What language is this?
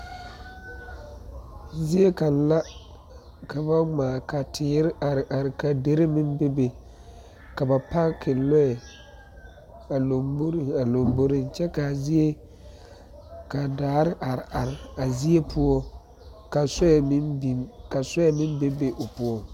Southern Dagaare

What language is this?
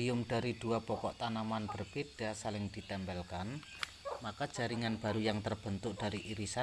Indonesian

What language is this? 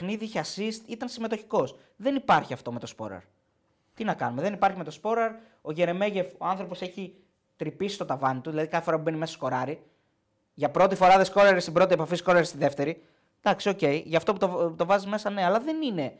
Greek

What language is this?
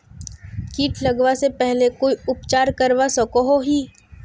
Magahi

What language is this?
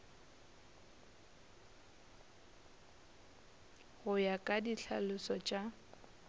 Northern Sotho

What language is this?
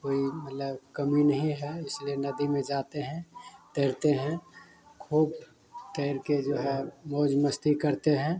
Hindi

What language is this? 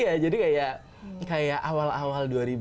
Indonesian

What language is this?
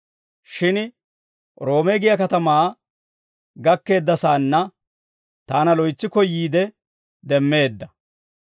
Dawro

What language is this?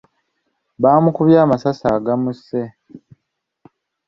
Ganda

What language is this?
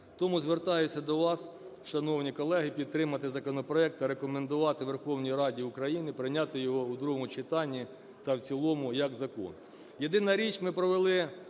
Ukrainian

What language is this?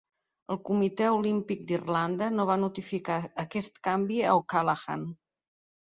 Catalan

